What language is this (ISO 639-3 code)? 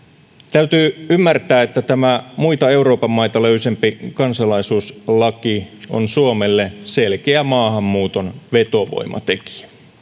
fin